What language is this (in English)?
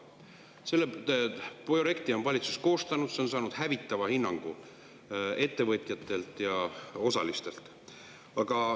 Estonian